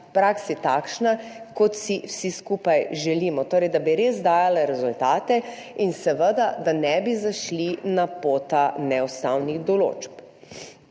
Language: Slovenian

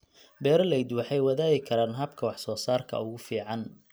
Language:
Somali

